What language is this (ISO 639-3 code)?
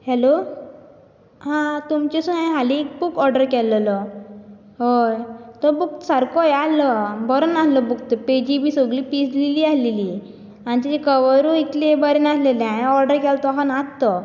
kok